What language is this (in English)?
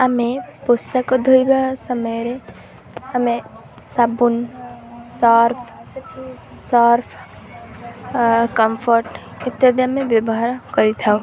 Odia